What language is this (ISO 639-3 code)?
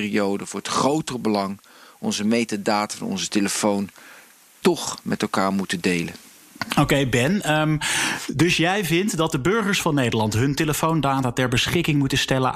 nld